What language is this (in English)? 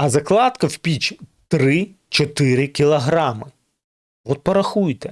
Ukrainian